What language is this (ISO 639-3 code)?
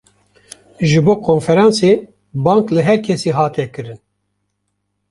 kur